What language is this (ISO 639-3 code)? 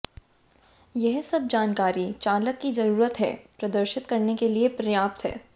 hin